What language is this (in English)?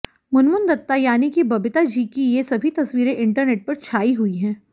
Hindi